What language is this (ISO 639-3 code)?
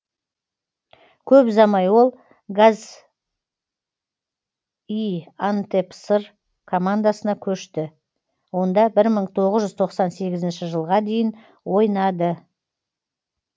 kaz